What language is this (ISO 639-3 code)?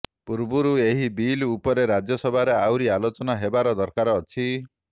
ori